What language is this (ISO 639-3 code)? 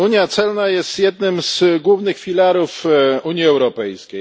pol